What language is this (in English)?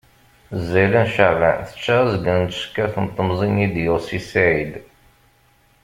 Kabyle